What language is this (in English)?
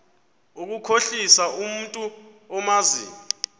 Xhosa